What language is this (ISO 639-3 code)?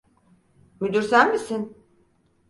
tur